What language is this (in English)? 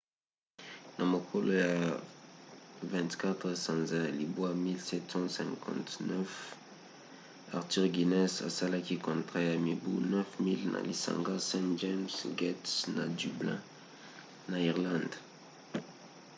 Lingala